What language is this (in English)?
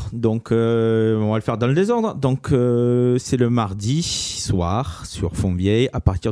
French